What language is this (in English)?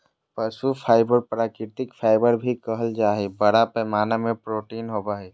Magahi